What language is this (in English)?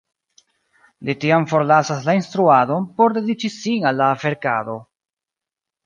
Esperanto